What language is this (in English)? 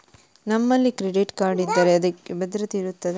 Kannada